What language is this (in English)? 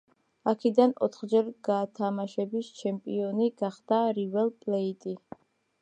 Georgian